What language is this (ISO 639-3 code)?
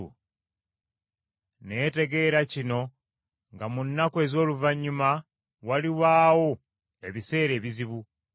lug